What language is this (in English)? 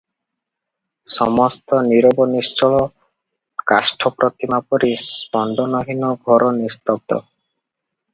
Odia